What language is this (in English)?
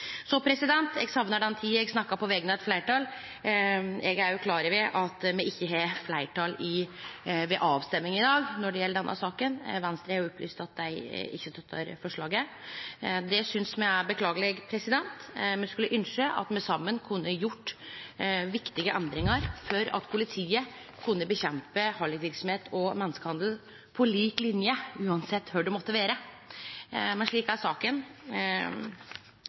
Norwegian Nynorsk